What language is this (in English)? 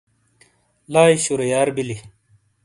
Shina